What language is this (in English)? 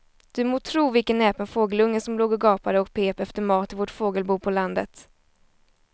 Swedish